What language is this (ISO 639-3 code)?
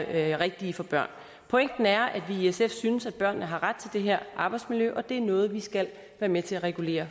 dan